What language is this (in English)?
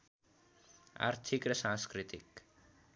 Nepali